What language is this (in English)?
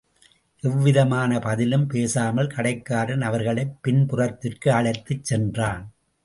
Tamil